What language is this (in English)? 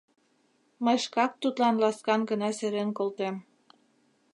Mari